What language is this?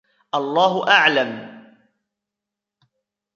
Arabic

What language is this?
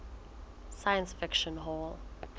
Southern Sotho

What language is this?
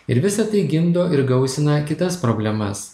Lithuanian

